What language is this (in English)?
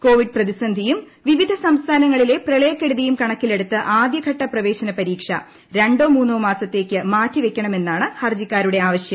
Malayalam